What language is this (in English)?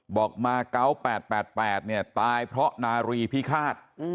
Thai